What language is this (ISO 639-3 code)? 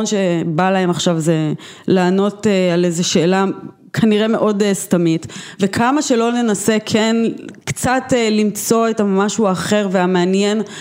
heb